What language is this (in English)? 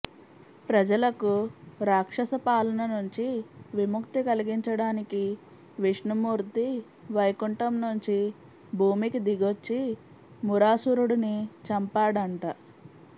Telugu